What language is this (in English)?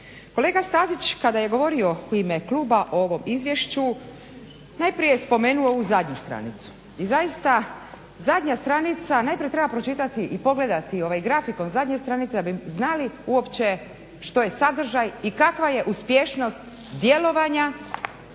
Croatian